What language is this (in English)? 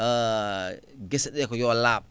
Fula